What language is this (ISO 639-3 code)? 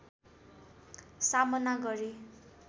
nep